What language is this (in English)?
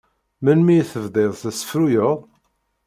Kabyle